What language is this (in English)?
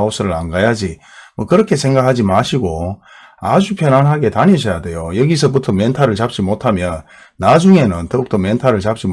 Korean